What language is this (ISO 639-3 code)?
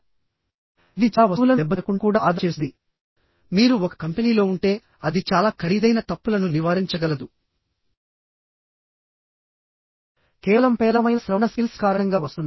tel